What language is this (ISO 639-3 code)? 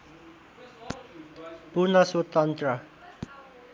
nep